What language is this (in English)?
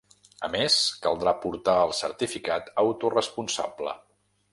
Catalan